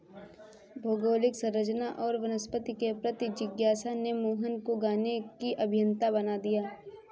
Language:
Hindi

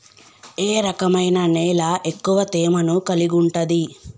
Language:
Telugu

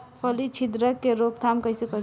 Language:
Bhojpuri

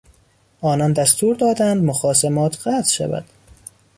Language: Persian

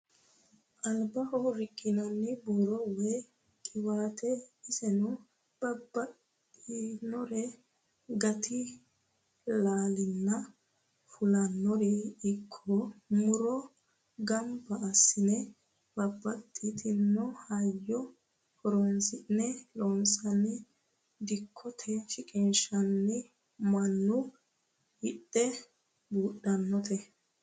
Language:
Sidamo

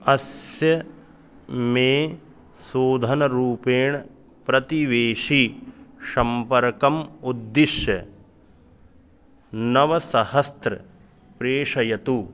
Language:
Sanskrit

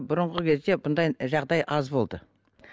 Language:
Kazakh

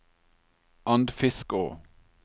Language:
Norwegian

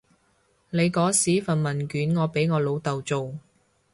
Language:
Cantonese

